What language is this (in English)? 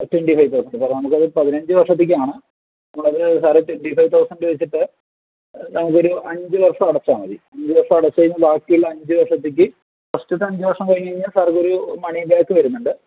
Malayalam